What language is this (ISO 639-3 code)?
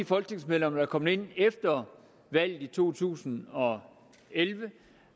dan